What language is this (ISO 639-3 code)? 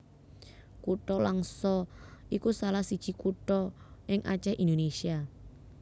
jav